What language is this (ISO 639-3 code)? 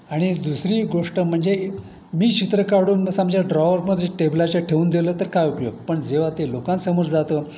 mar